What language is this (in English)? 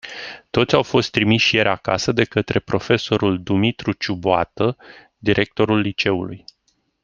Romanian